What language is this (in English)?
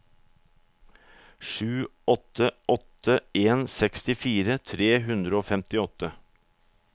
Norwegian